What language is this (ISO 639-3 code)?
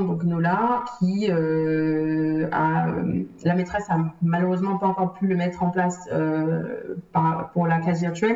fra